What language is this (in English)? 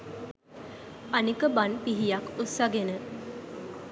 Sinhala